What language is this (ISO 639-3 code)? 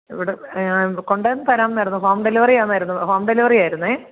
mal